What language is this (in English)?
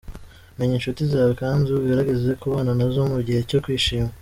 Kinyarwanda